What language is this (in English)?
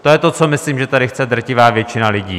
Czech